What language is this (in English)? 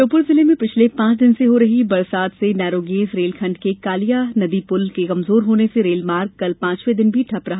Hindi